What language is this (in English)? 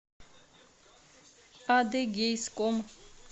Russian